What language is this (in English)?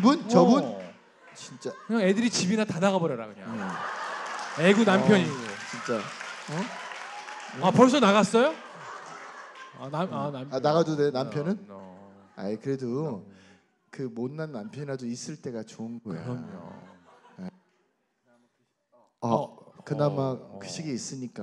Korean